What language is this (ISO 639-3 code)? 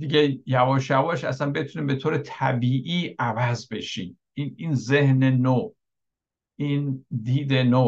fas